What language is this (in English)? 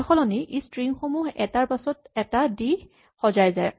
Assamese